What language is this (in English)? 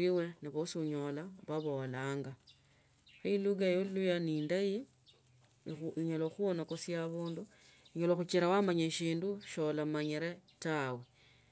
Tsotso